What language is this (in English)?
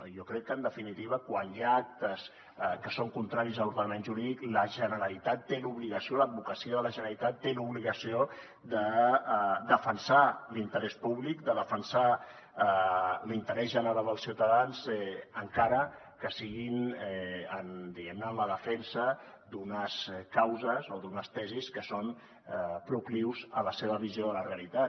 Catalan